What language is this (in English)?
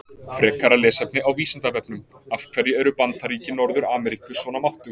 Icelandic